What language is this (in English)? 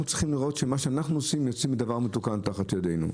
Hebrew